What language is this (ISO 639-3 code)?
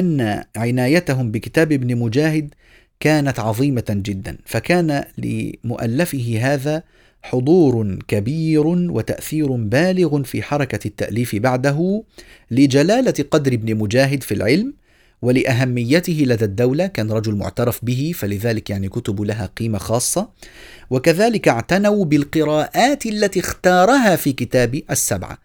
ara